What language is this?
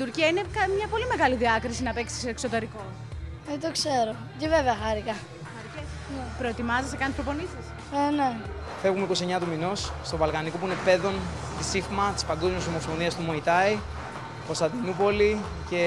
Greek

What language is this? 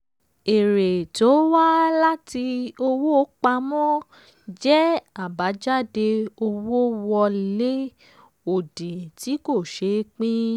Yoruba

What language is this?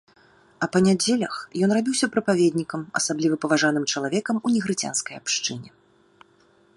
Belarusian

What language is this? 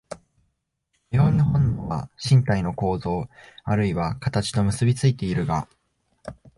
Japanese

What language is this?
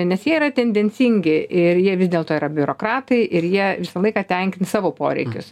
Lithuanian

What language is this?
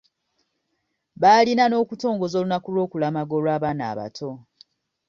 Ganda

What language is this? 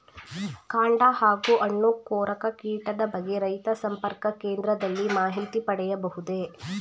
Kannada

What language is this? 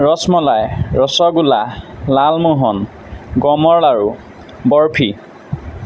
Assamese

